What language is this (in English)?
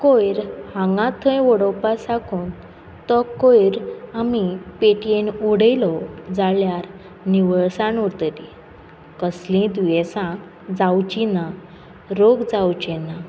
Konkani